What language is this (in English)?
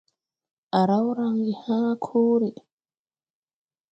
Tupuri